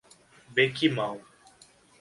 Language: Portuguese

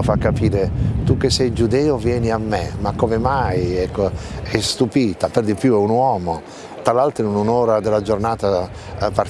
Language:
Italian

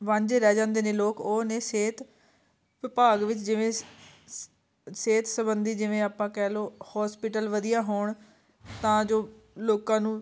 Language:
Punjabi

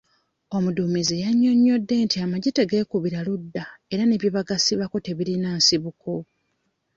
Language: Ganda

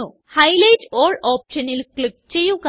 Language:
Malayalam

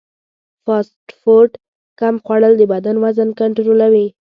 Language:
Pashto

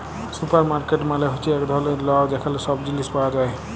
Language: Bangla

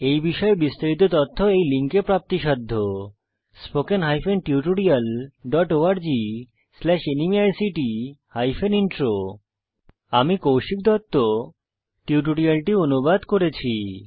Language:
Bangla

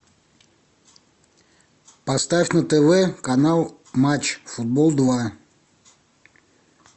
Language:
Russian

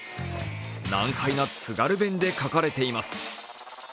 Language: Japanese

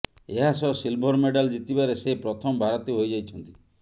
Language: Odia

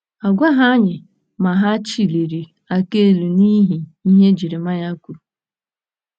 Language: Igbo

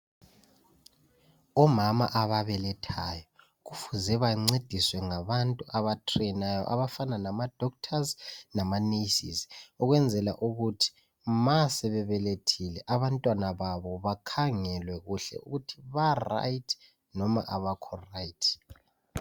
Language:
North Ndebele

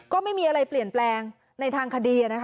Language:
Thai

